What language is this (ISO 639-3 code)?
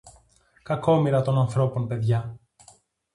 ell